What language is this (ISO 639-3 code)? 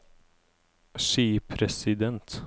nor